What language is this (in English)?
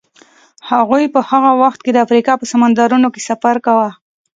Pashto